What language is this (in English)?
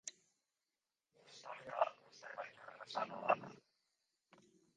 Basque